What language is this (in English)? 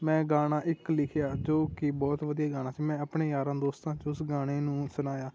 Punjabi